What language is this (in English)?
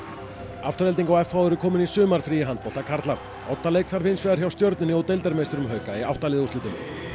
Icelandic